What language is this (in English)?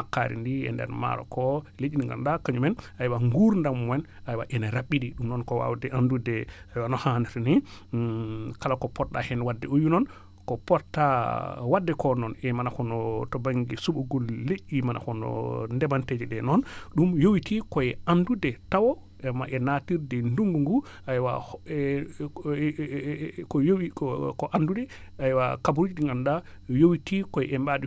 Wolof